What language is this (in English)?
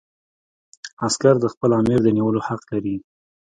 Pashto